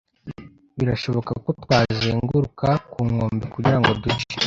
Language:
Kinyarwanda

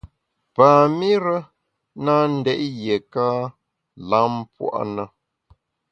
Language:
Bamun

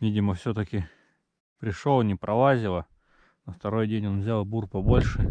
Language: Russian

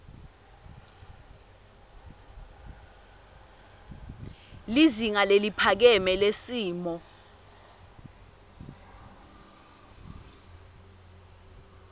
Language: Swati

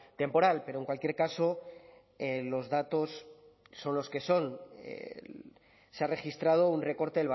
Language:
Spanish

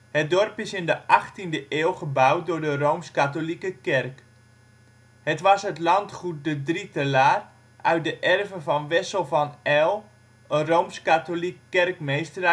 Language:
Dutch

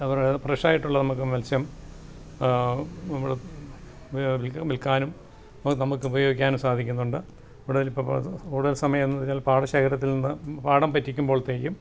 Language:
Malayalam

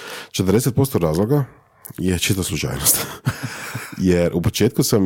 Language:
Croatian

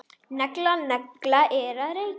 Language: Icelandic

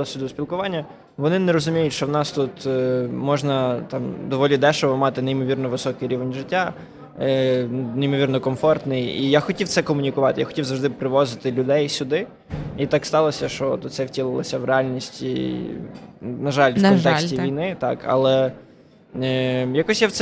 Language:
Ukrainian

